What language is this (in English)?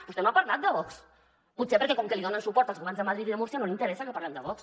Catalan